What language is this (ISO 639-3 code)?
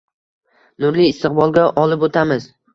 uzb